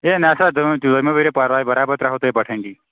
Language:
Kashmiri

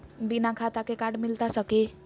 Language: Magahi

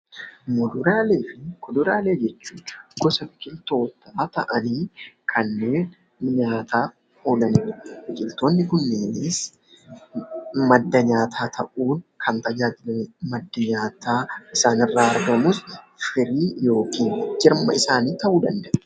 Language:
Oromo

